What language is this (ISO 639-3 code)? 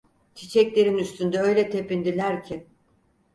tur